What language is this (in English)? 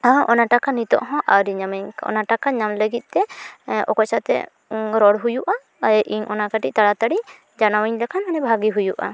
Santali